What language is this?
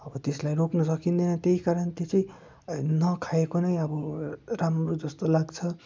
Nepali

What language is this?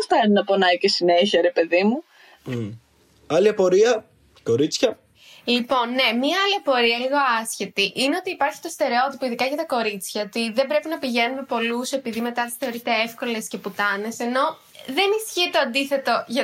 Greek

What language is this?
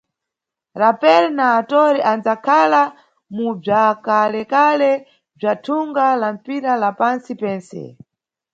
Nyungwe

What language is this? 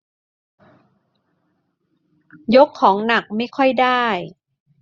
Thai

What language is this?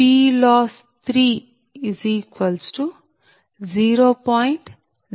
Telugu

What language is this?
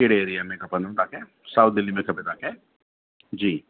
Sindhi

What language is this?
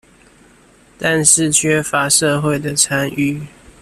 Chinese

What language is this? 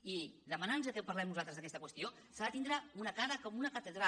Catalan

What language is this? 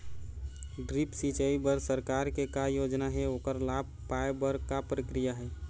Chhattisgarhi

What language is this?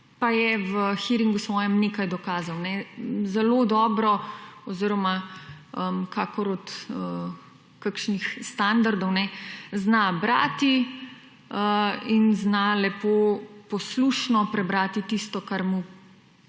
Slovenian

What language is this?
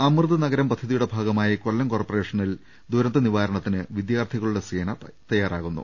Malayalam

